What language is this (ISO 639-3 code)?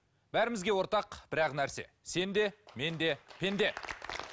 kaz